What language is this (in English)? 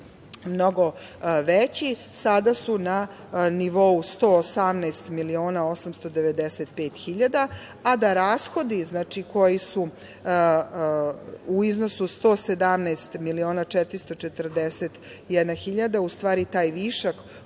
Serbian